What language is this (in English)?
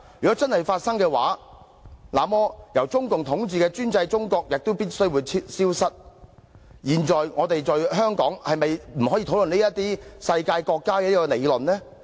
Cantonese